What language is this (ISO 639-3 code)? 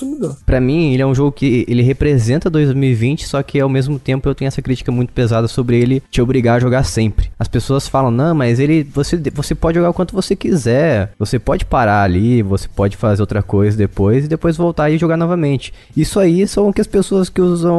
por